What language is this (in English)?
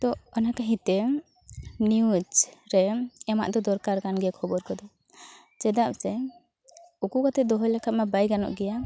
Santali